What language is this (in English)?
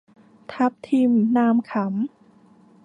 Thai